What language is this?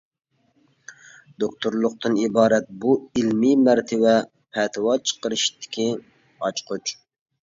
Uyghur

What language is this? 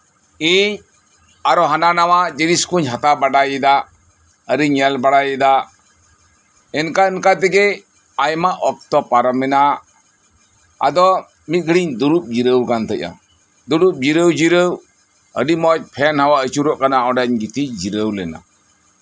Santali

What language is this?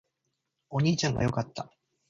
Japanese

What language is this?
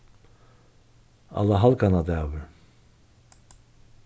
Faroese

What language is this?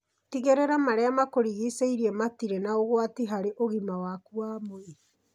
Kikuyu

